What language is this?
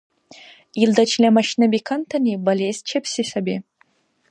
Dargwa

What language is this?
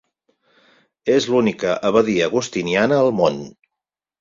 Catalan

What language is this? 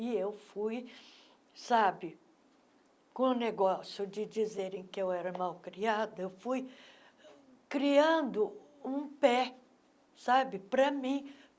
Portuguese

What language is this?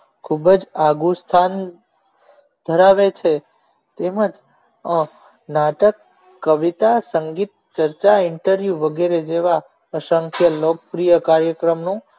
Gujarati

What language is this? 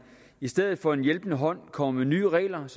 Danish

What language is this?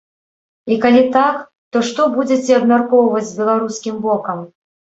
Belarusian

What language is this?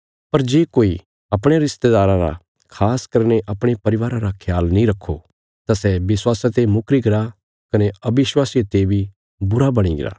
Bilaspuri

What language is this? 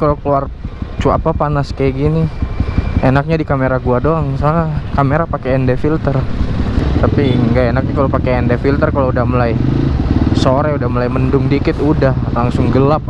Indonesian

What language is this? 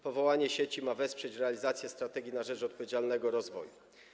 Polish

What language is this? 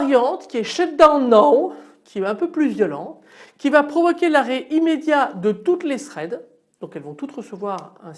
French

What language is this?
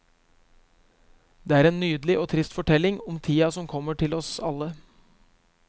Norwegian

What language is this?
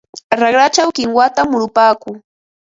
Ambo-Pasco Quechua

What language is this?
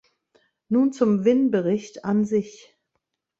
German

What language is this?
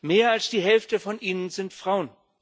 German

